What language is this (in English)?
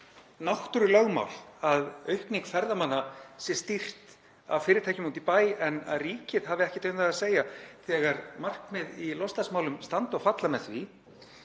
Icelandic